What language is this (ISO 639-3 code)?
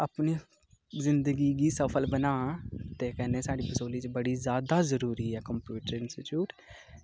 doi